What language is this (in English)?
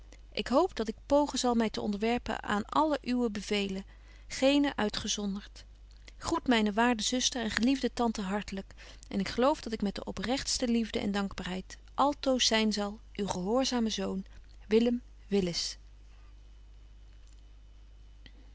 Dutch